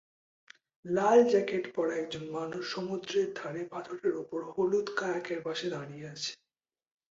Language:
Bangla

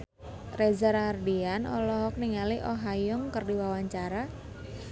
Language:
Sundanese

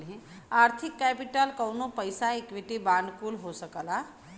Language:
Bhojpuri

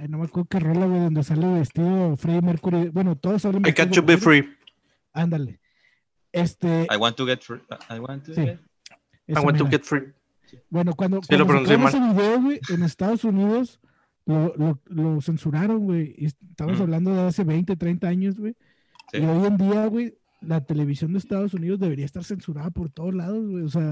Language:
Spanish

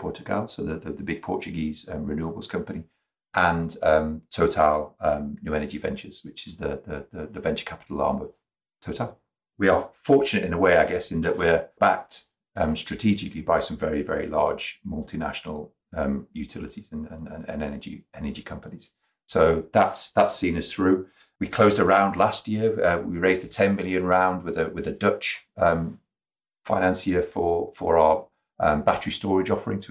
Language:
English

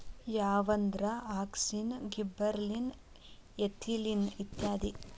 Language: Kannada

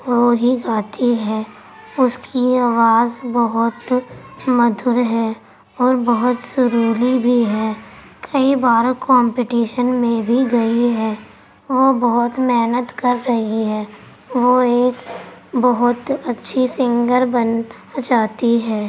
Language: Urdu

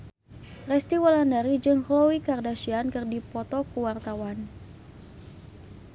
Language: Sundanese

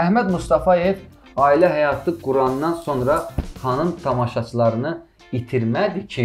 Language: Turkish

